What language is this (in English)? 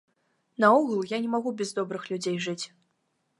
Belarusian